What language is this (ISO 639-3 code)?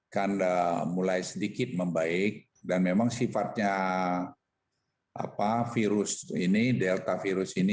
ind